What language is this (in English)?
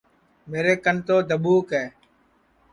Sansi